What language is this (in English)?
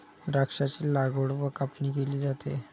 Marathi